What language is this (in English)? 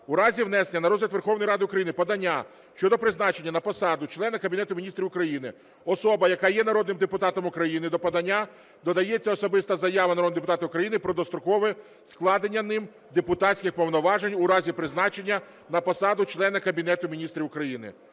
Ukrainian